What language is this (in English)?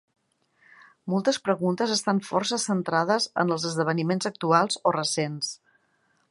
Catalan